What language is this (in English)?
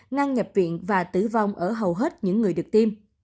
Vietnamese